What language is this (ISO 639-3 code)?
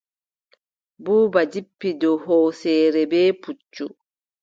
fub